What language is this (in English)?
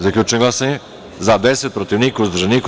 Serbian